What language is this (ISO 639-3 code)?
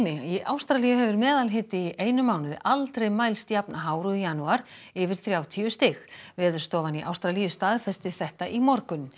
isl